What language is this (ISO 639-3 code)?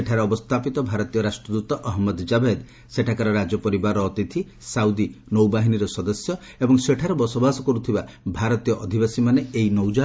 ori